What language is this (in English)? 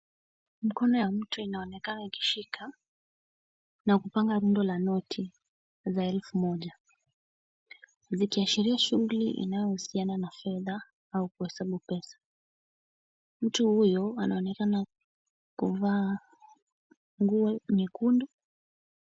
Swahili